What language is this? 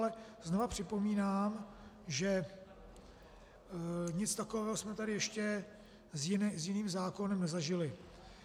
Czech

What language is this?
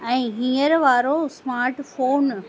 Sindhi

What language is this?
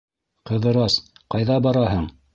Bashkir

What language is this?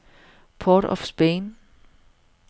Danish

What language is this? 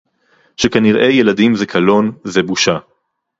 Hebrew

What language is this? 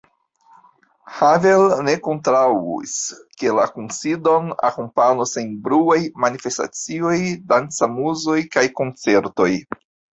Esperanto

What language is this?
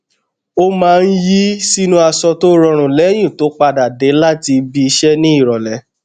Yoruba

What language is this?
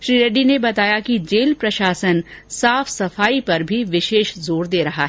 Hindi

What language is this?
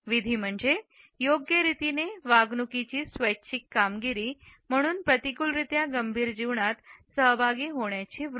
Marathi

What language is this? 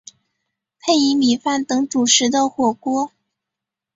Chinese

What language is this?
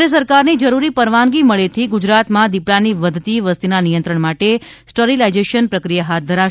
Gujarati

